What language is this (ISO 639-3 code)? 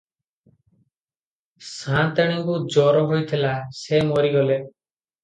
ori